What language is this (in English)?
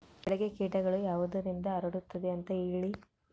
Kannada